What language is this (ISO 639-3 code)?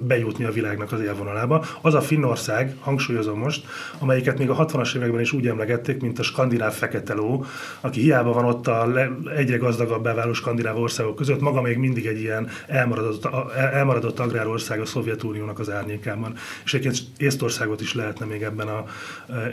hun